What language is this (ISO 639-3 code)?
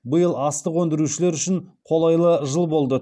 kaz